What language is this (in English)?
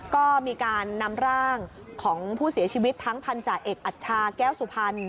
Thai